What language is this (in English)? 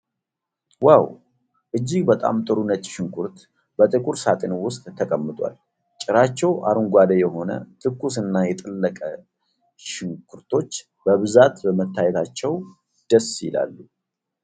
Amharic